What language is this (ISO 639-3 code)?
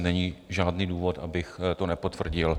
ces